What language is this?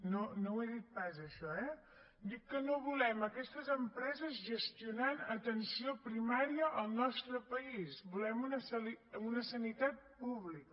Catalan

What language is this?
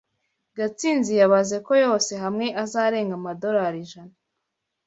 Kinyarwanda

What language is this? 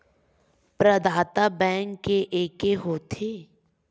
Chhattisgarhi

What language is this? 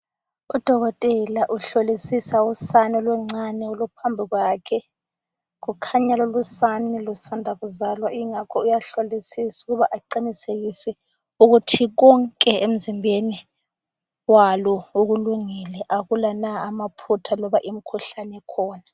North Ndebele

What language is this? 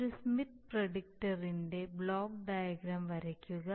Malayalam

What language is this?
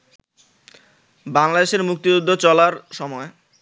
Bangla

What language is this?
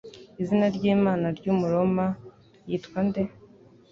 Kinyarwanda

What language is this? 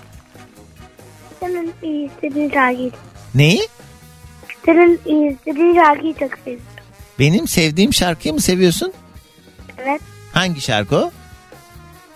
Turkish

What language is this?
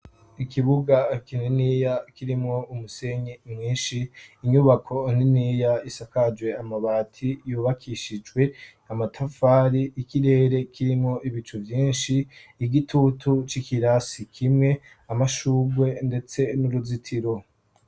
Rundi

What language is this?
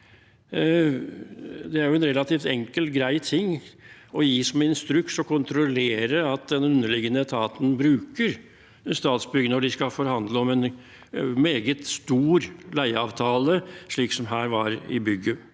Norwegian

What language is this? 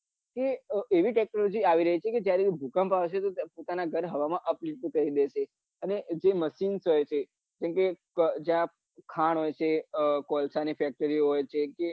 Gujarati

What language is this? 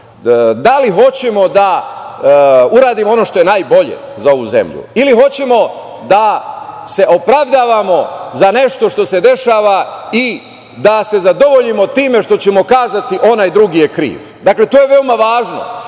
Serbian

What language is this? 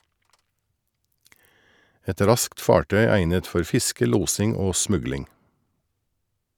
Norwegian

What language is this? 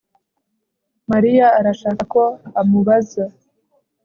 Kinyarwanda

